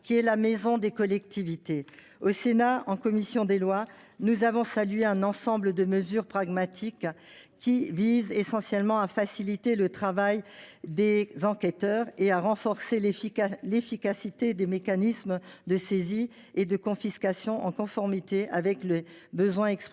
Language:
French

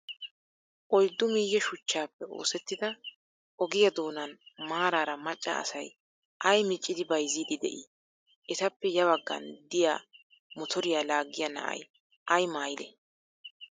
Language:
Wolaytta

